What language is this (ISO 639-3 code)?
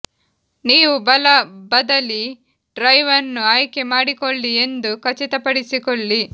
kan